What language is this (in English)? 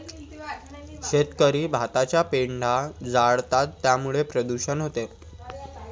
Marathi